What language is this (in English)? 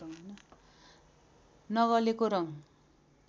Nepali